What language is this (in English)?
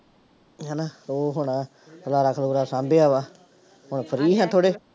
Punjabi